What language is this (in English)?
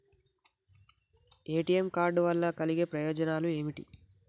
Telugu